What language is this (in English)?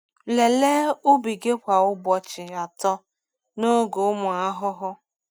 Igbo